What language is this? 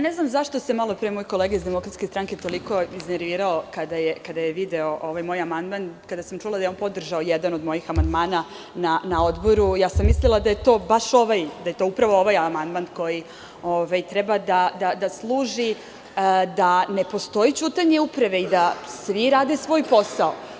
Serbian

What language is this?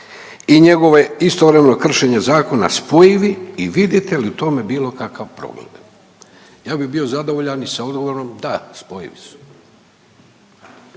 Croatian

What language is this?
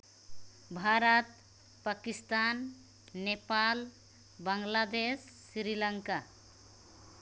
Santali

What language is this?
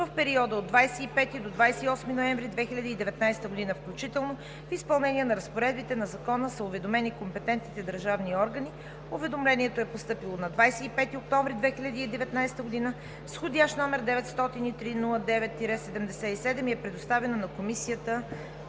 Bulgarian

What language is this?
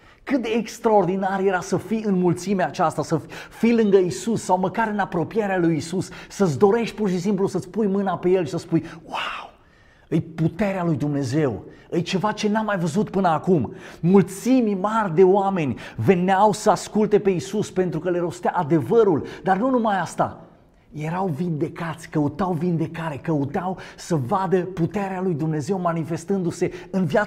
Romanian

